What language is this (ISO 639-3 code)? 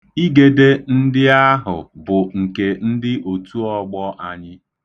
ibo